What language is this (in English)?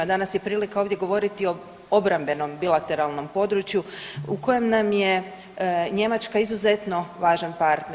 Croatian